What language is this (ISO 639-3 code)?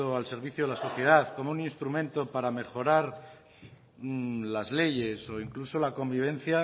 spa